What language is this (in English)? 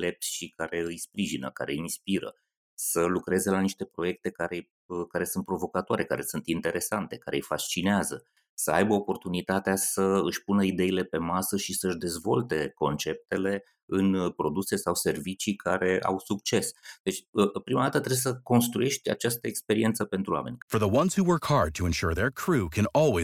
Romanian